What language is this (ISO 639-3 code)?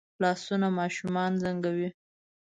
pus